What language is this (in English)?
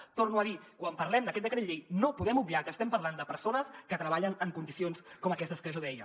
Catalan